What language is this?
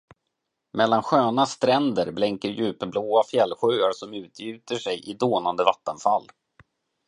Swedish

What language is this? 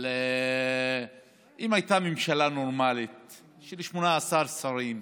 Hebrew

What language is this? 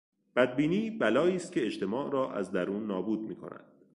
Persian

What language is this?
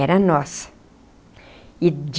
Portuguese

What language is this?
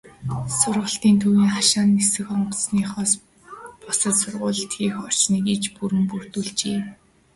Mongolian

